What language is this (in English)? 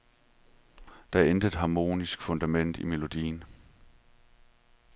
Danish